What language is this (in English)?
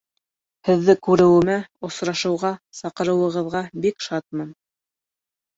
Bashkir